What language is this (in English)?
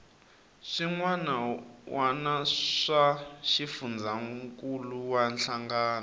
Tsonga